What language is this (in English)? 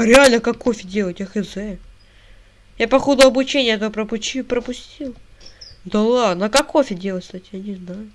Russian